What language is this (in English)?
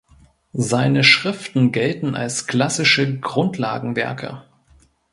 German